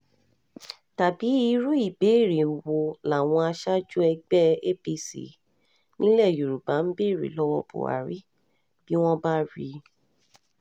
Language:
Yoruba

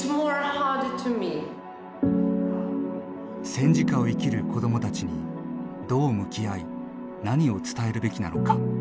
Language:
Japanese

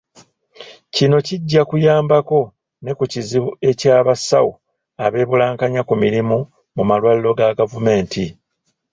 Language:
Ganda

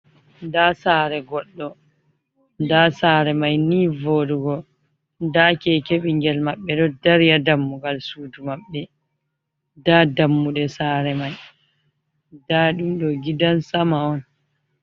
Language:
Fula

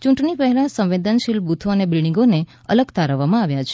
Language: Gujarati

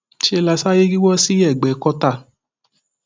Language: Yoruba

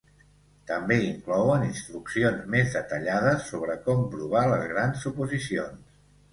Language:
Catalan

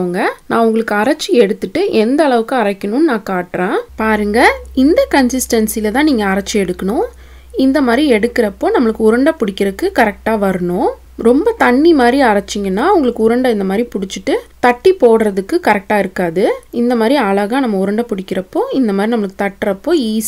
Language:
Dutch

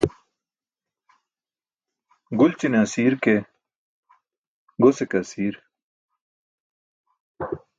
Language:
Burushaski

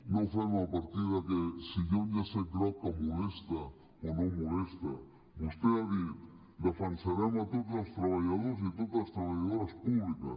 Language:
Catalan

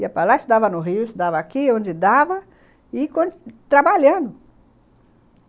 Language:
Portuguese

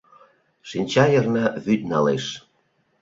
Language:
Mari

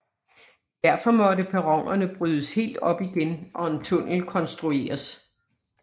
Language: Danish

